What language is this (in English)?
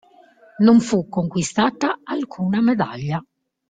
Italian